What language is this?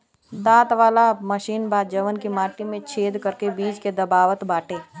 Bhojpuri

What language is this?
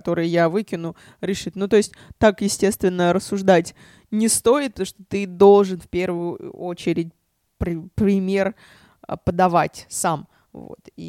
Russian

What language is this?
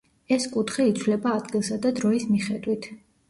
Georgian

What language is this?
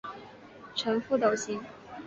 Chinese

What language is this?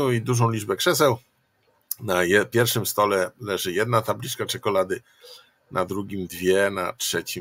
Polish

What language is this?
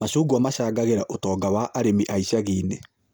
Kikuyu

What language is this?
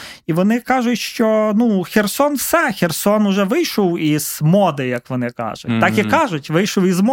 Ukrainian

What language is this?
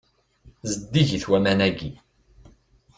Kabyle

